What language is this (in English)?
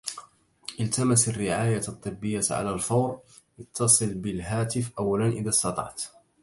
Arabic